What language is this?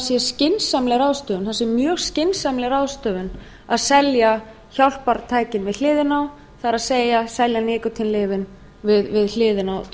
Icelandic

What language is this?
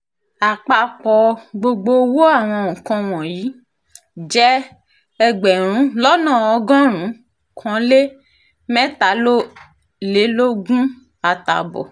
Yoruba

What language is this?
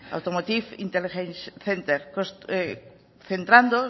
Basque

